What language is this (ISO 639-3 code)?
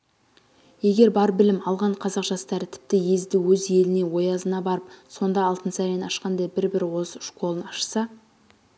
kaz